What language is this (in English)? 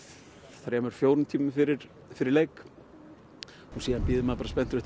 Icelandic